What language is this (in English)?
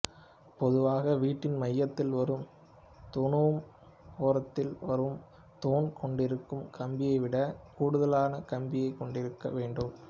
Tamil